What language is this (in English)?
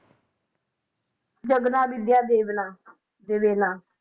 Punjabi